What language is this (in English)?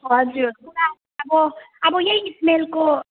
Nepali